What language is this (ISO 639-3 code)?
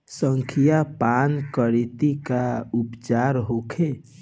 bho